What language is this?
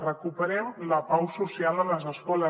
Catalan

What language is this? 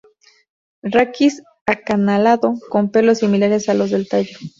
Spanish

